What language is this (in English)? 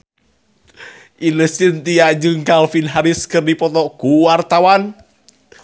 Sundanese